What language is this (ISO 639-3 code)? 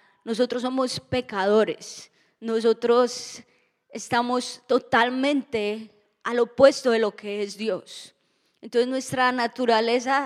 spa